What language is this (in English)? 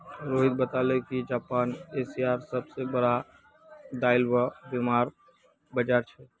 Magahi